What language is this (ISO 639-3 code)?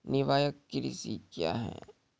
mai